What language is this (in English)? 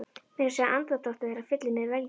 Icelandic